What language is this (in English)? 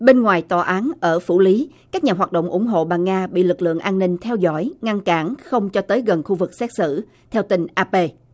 Vietnamese